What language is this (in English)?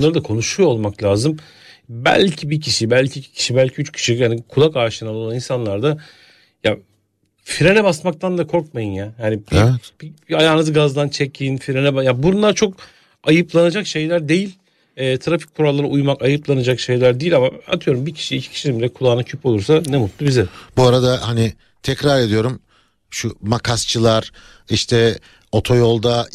Turkish